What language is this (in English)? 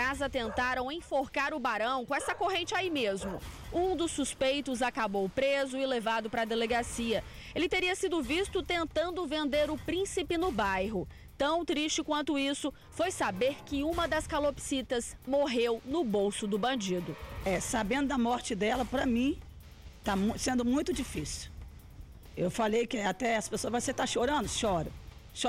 Portuguese